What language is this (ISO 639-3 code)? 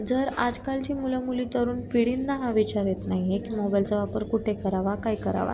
mar